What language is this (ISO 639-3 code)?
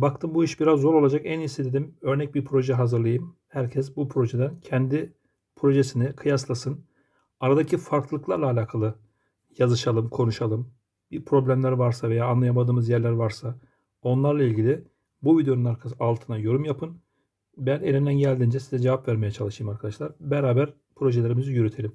tur